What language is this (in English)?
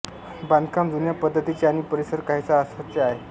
Marathi